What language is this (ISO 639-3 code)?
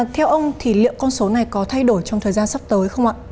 vie